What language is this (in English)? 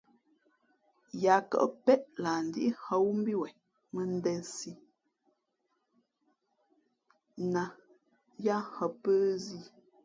Fe'fe'